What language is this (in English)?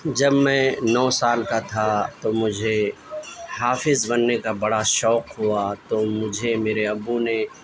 Urdu